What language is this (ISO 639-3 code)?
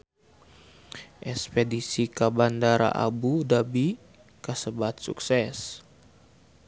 sun